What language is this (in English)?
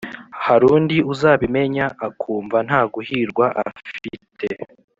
Kinyarwanda